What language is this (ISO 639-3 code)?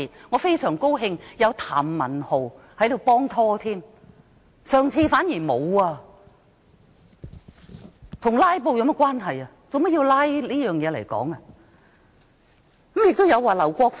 yue